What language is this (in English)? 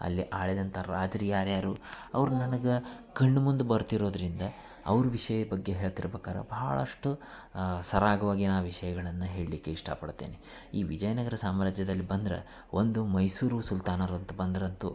Kannada